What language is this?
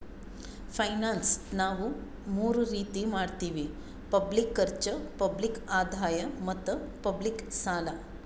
Kannada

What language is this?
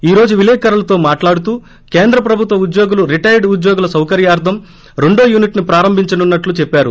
Telugu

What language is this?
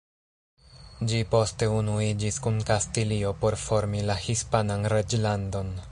Esperanto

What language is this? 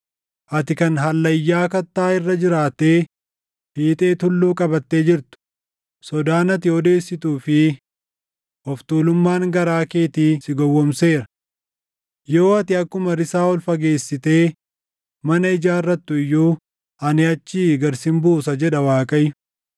Oromo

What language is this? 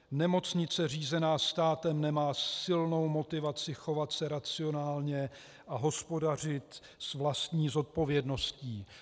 Czech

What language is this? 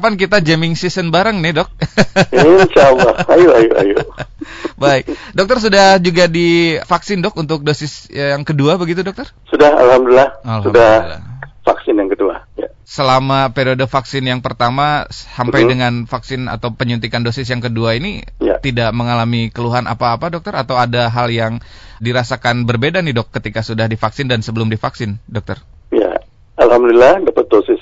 Indonesian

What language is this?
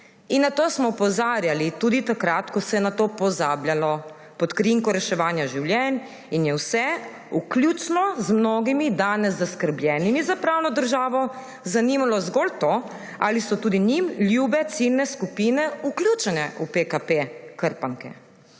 Slovenian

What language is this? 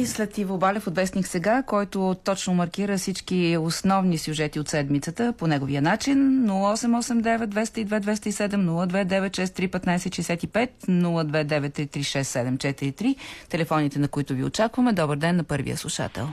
Bulgarian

